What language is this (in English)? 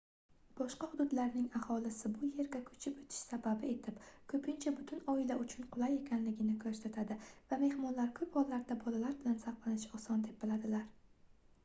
Uzbek